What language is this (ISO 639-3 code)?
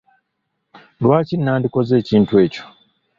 lug